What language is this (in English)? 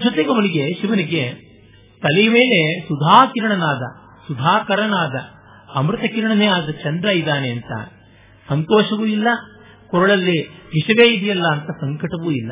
Kannada